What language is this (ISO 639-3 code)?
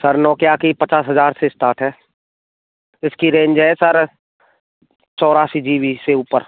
hin